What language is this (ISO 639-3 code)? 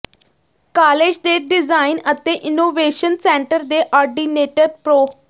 pan